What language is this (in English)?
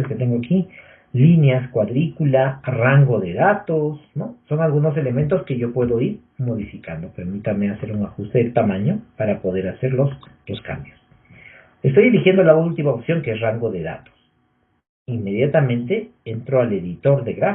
Spanish